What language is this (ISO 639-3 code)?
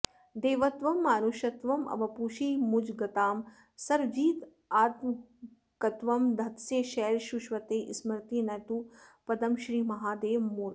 san